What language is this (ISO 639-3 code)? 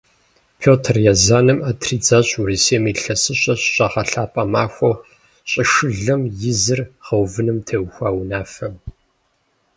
kbd